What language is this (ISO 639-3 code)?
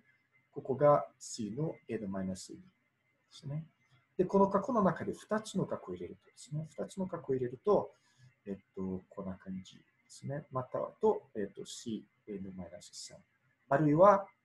jpn